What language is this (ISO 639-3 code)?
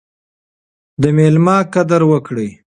pus